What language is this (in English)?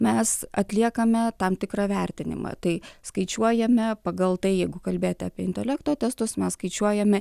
Lithuanian